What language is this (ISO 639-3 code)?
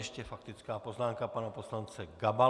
ces